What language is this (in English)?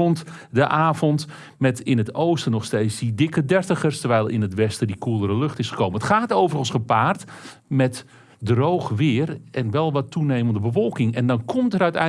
Dutch